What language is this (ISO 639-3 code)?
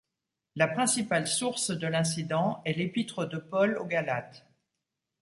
fra